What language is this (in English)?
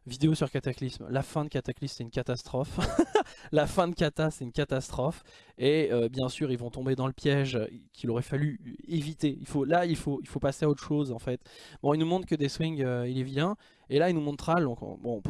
French